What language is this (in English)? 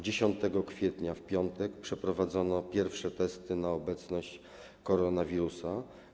Polish